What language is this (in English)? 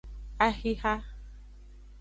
Aja (Benin)